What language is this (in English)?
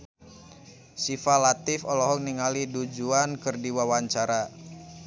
Sundanese